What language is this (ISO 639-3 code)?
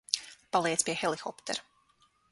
lav